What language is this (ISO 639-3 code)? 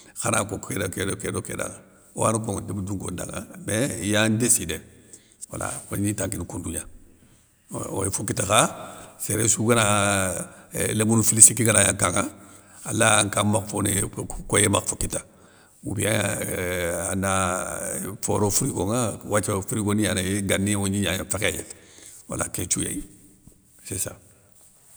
snk